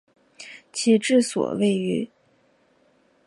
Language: Chinese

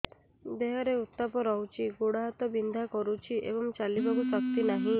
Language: Odia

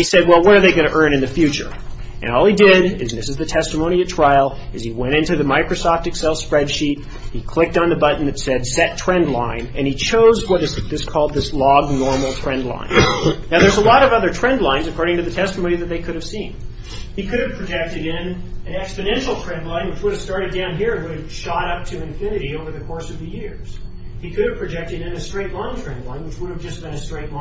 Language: English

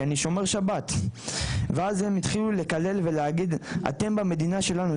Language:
Hebrew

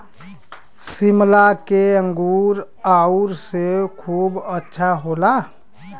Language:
Bhojpuri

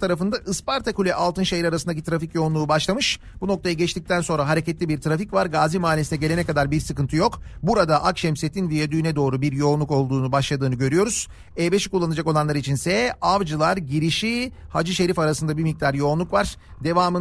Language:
Turkish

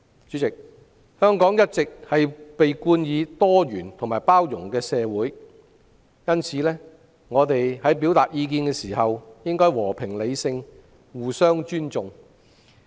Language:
Cantonese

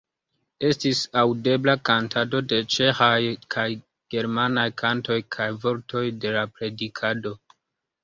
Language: Esperanto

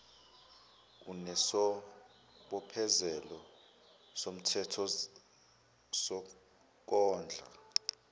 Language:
Zulu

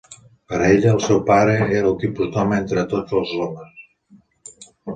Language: Catalan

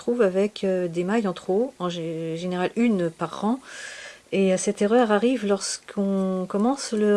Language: French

